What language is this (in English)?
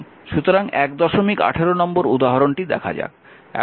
Bangla